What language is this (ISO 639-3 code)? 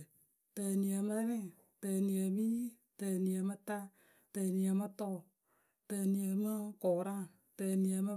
keu